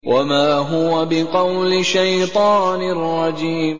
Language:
Arabic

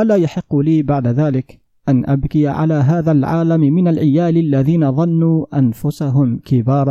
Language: Arabic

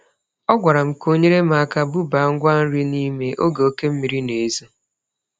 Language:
Igbo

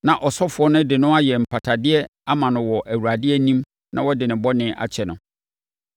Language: Akan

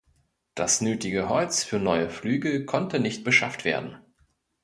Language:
German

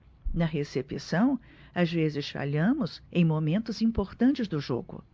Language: Portuguese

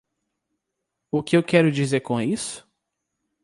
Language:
Portuguese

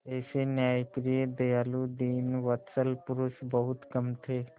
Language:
Hindi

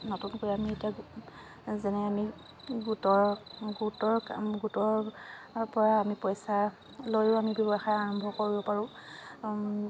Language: Assamese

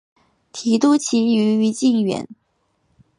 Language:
Chinese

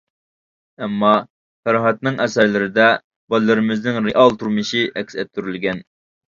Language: Uyghur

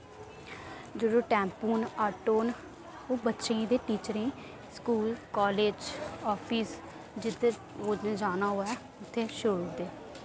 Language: Dogri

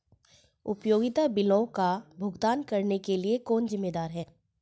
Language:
Hindi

